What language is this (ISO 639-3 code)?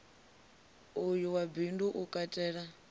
ven